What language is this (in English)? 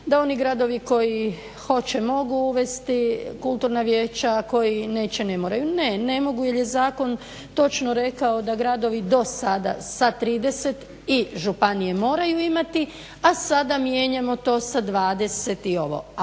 Croatian